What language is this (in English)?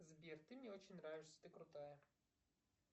Russian